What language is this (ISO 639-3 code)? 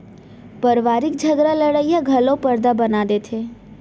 hne